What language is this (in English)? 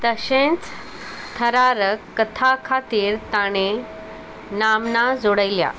Konkani